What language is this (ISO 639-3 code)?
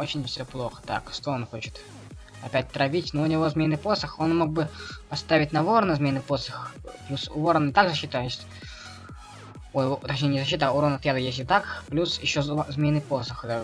rus